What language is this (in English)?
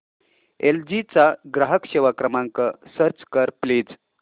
Marathi